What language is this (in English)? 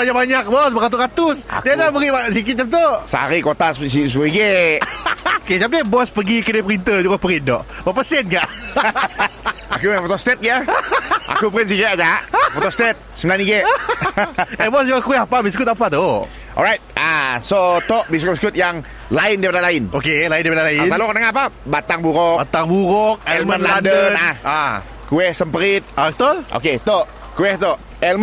Malay